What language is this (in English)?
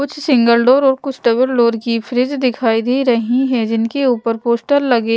Hindi